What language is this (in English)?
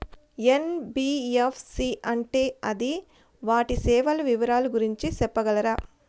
Telugu